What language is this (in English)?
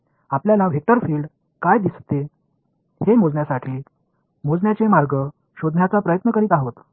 Marathi